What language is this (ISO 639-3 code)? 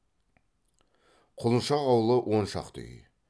kaz